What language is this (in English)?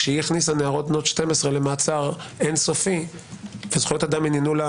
Hebrew